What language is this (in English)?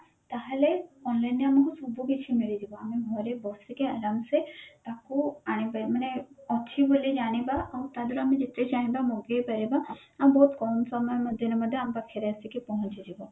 Odia